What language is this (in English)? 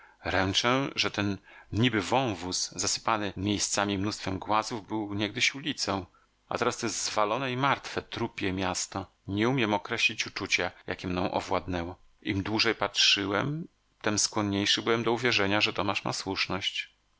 Polish